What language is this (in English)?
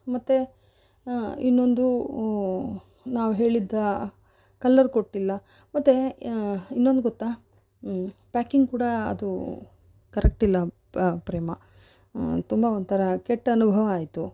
Kannada